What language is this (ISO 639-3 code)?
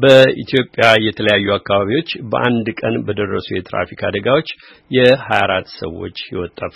amh